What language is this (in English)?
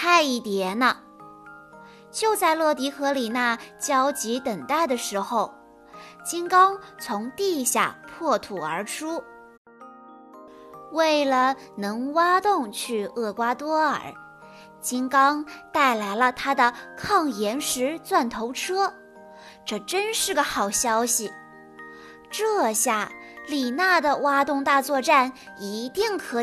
Chinese